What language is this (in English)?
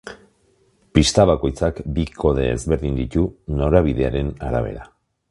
Basque